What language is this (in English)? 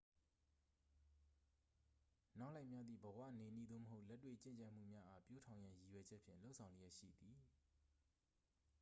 Burmese